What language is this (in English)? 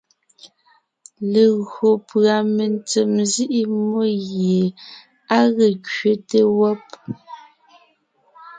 Ngiemboon